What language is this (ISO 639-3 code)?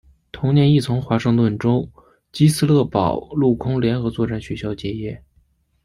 zho